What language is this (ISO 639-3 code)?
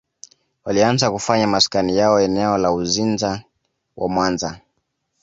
swa